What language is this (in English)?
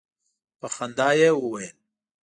Pashto